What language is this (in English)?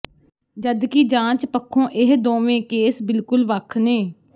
Punjabi